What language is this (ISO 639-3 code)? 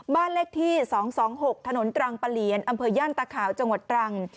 tha